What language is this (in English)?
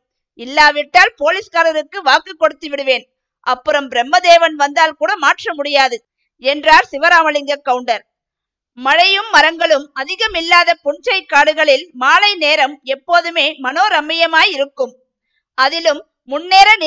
Tamil